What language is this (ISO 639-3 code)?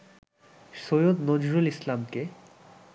ben